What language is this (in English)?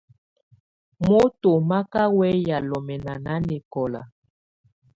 Tunen